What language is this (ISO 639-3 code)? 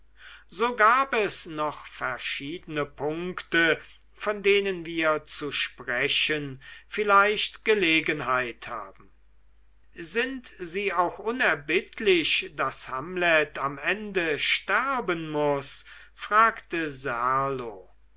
deu